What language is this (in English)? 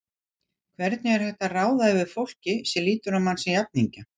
Icelandic